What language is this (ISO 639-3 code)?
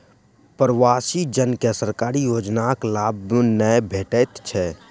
mai